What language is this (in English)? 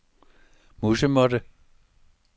Danish